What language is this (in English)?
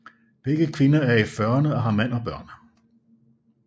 Danish